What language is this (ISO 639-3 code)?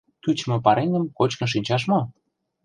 chm